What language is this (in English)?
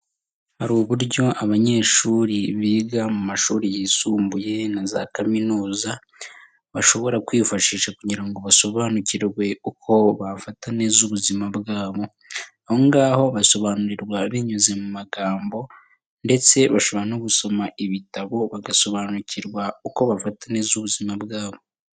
Kinyarwanda